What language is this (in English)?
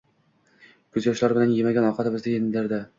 Uzbek